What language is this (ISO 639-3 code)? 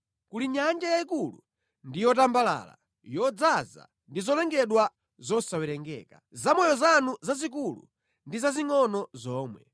nya